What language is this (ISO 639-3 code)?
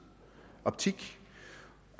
dan